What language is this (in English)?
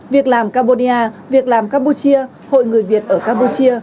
Vietnamese